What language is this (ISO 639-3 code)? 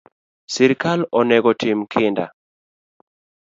luo